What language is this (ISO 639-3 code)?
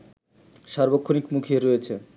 ben